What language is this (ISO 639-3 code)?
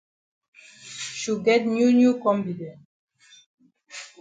wes